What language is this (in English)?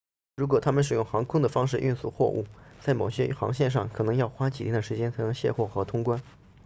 Chinese